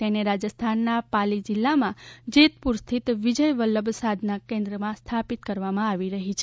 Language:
Gujarati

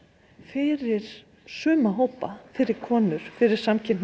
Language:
Icelandic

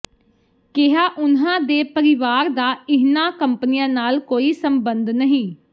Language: Punjabi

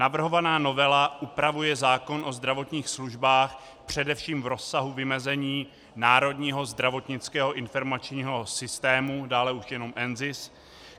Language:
Czech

